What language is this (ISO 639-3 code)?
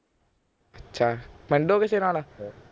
pan